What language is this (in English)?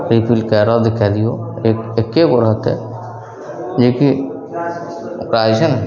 Maithili